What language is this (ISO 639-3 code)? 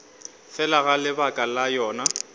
nso